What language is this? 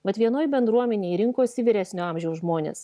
Lithuanian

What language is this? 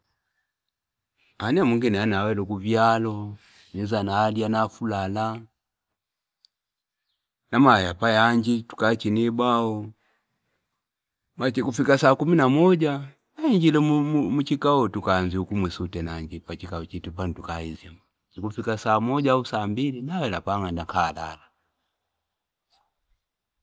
Fipa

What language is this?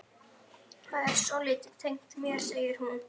Icelandic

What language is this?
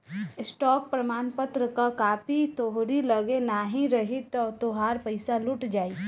Bhojpuri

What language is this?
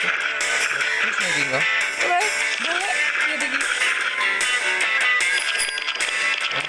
Indonesian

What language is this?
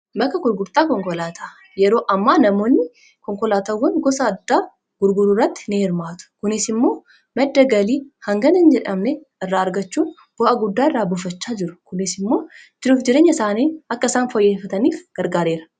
Oromo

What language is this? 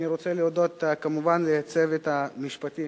Hebrew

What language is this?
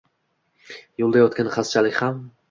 Uzbek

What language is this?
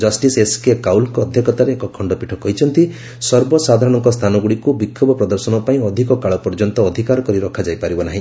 Odia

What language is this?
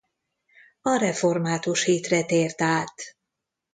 Hungarian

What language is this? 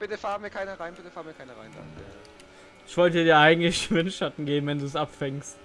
German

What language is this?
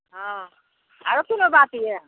Maithili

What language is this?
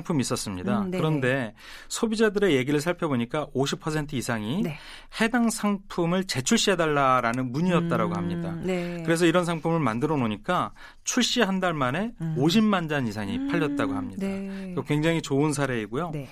Korean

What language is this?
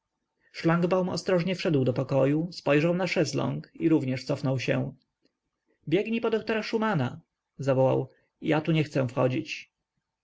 Polish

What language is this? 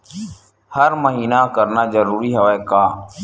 Chhattisgarhi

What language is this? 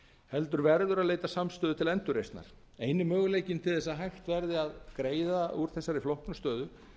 Icelandic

